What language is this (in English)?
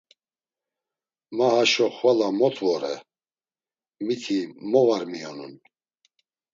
Laz